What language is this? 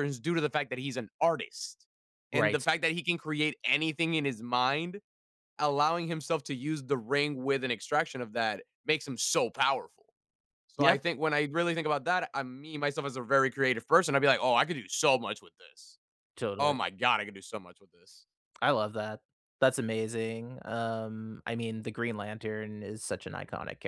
English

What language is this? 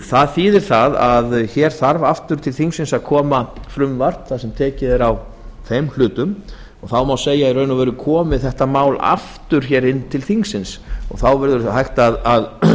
Icelandic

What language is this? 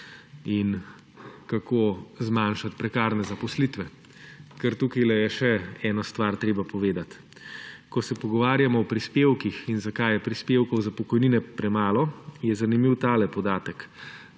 Slovenian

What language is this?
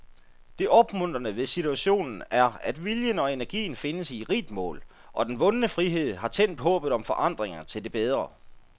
Danish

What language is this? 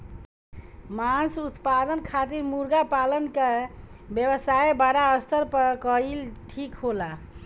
Bhojpuri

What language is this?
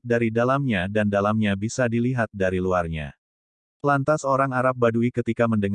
Indonesian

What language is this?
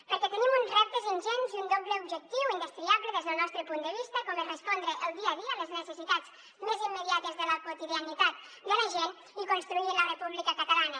Catalan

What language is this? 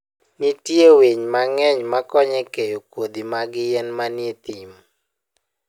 Luo (Kenya and Tanzania)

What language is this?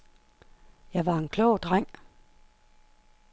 Danish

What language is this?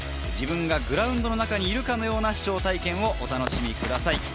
Japanese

